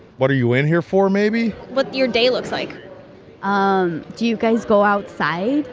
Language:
English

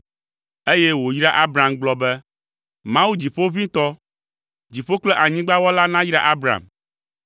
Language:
Ewe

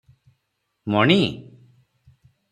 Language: Odia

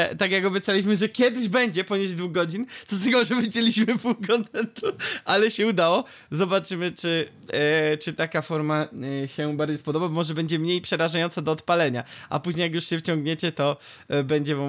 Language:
Polish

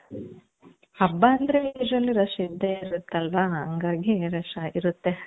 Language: Kannada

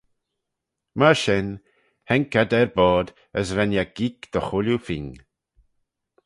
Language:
Manx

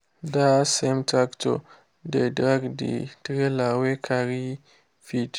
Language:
Nigerian Pidgin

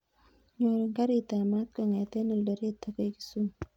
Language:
Kalenjin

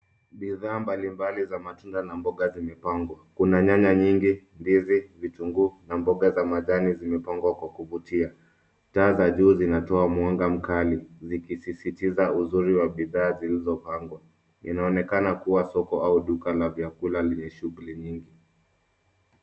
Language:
Swahili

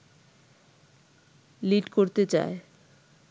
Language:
Bangla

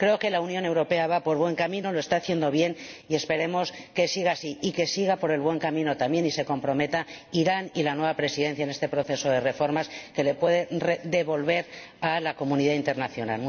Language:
Spanish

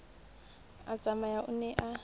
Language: Southern Sotho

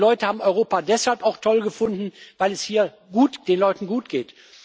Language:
German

